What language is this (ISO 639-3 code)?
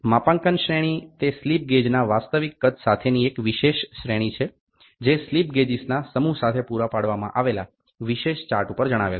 guj